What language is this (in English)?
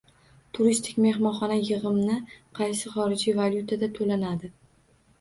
Uzbek